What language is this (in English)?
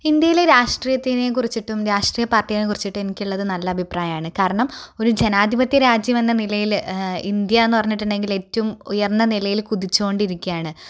Malayalam